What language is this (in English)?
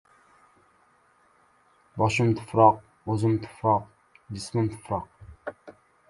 Uzbek